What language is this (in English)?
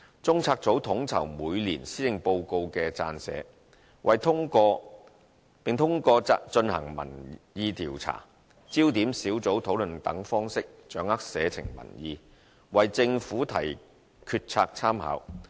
Cantonese